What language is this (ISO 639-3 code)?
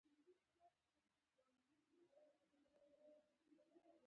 pus